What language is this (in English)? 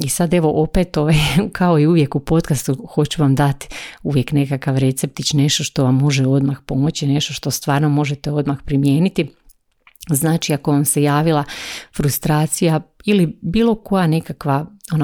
Croatian